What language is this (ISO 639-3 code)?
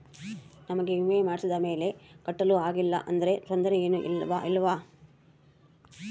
kan